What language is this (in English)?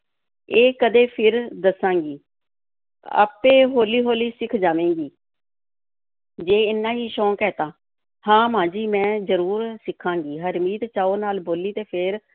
Punjabi